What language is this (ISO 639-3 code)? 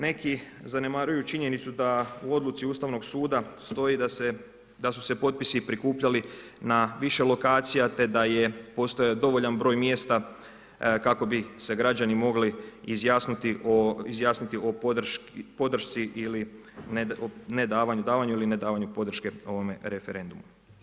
hrv